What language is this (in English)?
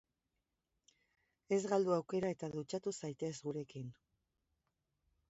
Basque